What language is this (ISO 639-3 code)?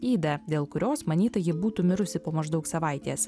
lit